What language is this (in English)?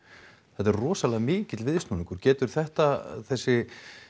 Icelandic